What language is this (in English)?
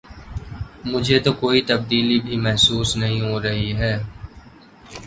Urdu